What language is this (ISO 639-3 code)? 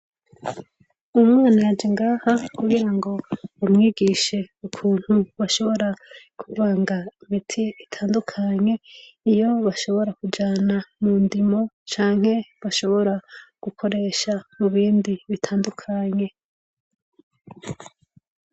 run